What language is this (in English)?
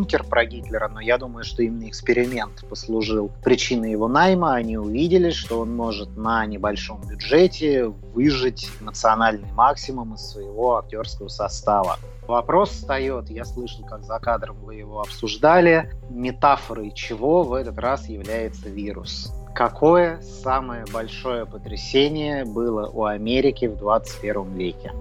Russian